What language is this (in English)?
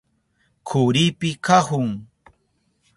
Southern Pastaza Quechua